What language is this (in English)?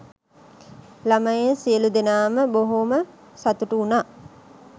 Sinhala